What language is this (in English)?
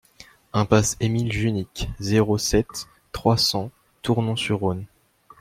French